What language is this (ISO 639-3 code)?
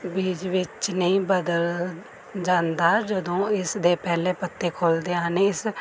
pan